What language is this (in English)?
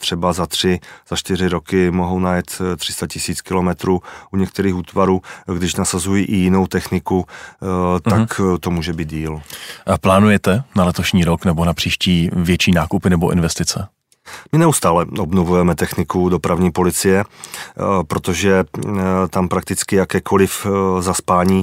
Czech